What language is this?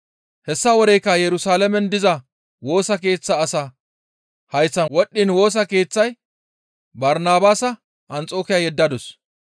Gamo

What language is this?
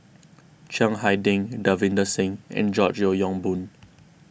English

